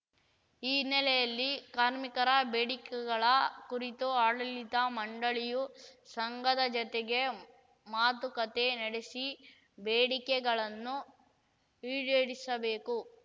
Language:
Kannada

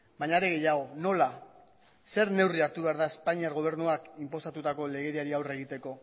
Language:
Basque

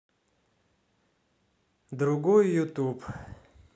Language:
Russian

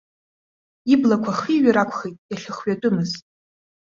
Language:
Abkhazian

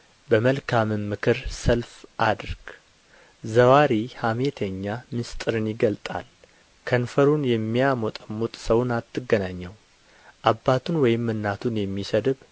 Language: Amharic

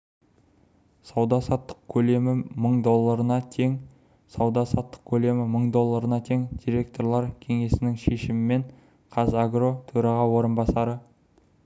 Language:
Kazakh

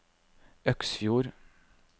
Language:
Norwegian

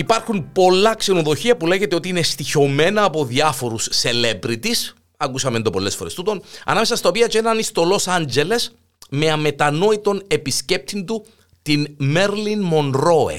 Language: Greek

